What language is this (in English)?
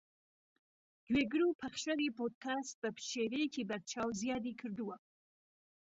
Central Kurdish